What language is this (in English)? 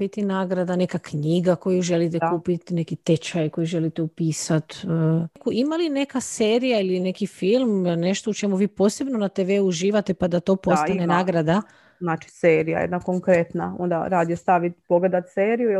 Croatian